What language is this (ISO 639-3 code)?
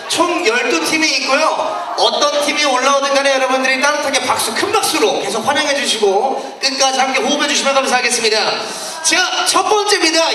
kor